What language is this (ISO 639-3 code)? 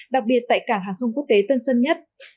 vie